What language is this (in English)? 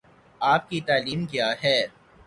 Urdu